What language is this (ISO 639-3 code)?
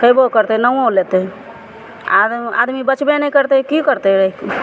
mai